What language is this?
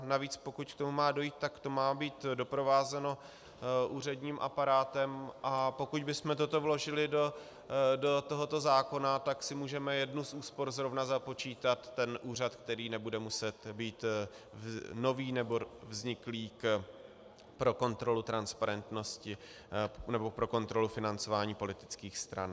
Czech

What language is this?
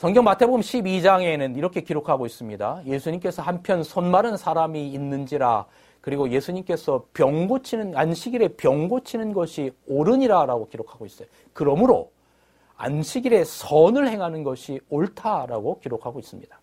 Korean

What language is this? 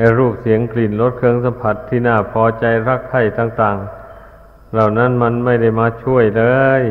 Thai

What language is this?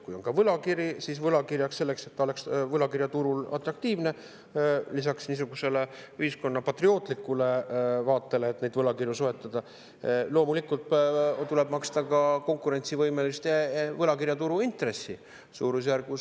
Estonian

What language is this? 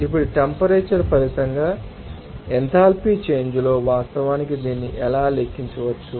Telugu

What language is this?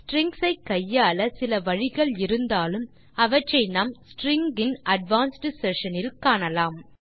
Tamil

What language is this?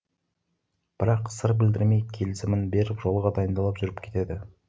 Kazakh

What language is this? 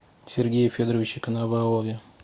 Russian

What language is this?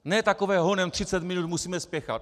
Czech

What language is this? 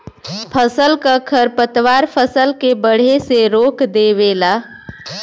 Bhojpuri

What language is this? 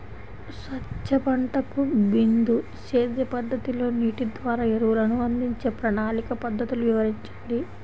Telugu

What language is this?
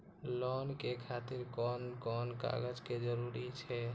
Maithili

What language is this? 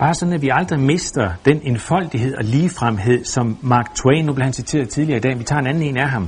Danish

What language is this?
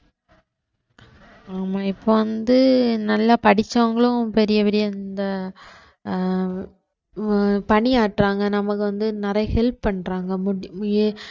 Tamil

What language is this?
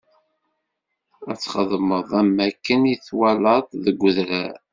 Kabyle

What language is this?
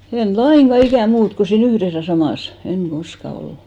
Finnish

